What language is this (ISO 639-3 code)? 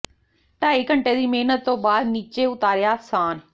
pan